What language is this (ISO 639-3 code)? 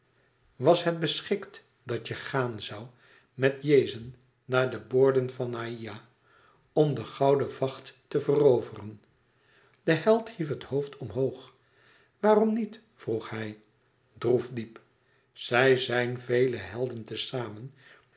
nld